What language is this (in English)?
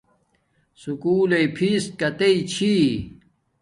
Domaaki